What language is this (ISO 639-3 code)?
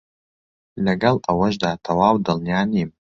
ckb